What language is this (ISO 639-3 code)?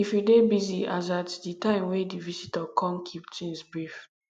pcm